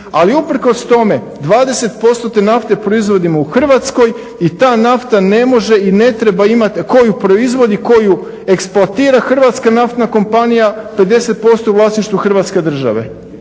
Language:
Croatian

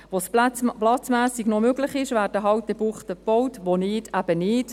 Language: Swiss German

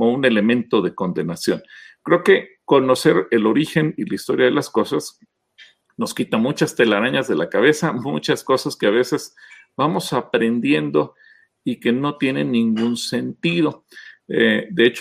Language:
Spanish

